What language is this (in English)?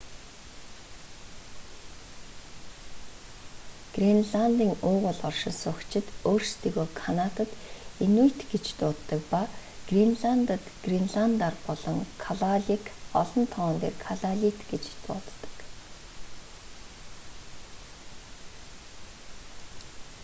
Mongolian